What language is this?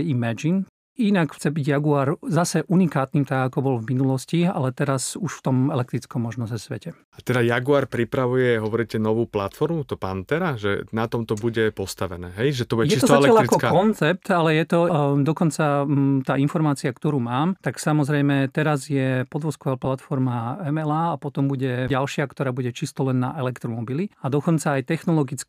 Slovak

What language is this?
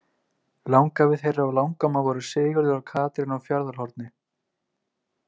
Icelandic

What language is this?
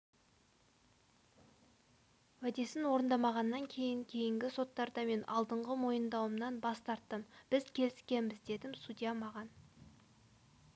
Kazakh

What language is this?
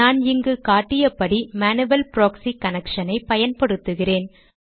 Tamil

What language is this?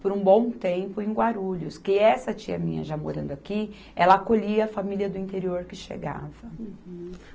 Portuguese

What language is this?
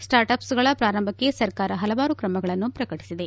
Kannada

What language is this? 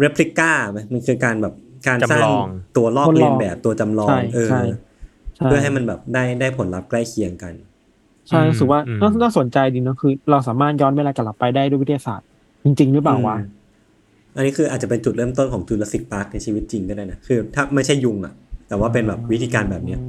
Thai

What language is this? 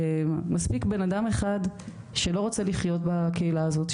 Hebrew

